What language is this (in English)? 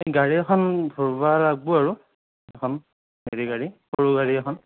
Assamese